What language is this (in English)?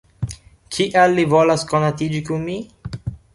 Esperanto